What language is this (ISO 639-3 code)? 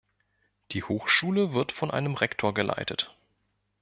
deu